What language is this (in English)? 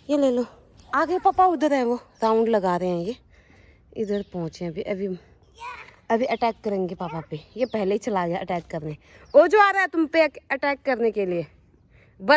Hindi